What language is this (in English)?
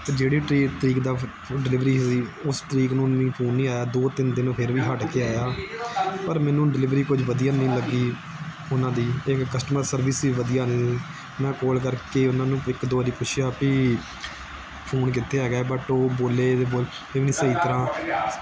Punjabi